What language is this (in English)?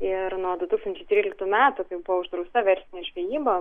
Lithuanian